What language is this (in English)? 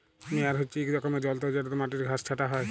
Bangla